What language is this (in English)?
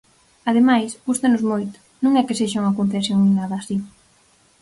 Galician